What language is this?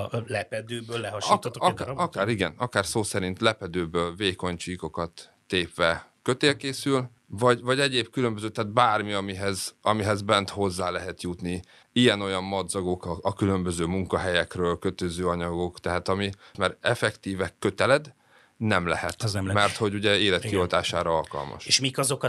Hungarian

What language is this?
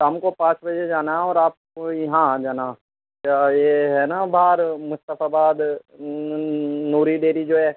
Urdu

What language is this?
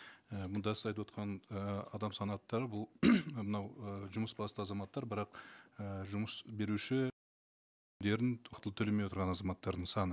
Kazakh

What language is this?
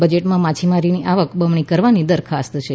Gujarati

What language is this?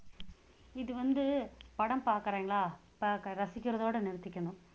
Tamil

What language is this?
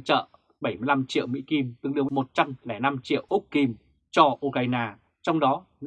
Vietnamese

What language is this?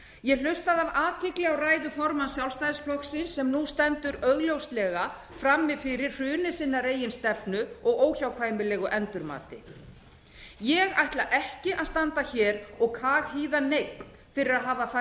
Icelandic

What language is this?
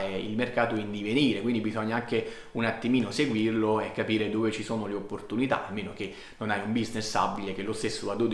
Italian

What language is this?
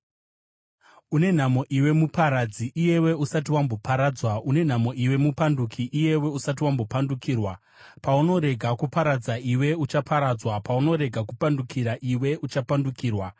Shona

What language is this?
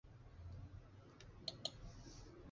Chinese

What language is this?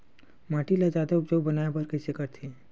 Chhattisgarhi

